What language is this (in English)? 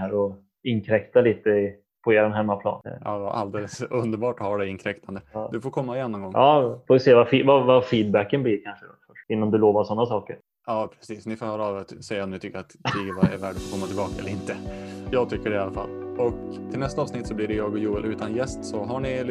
Swedish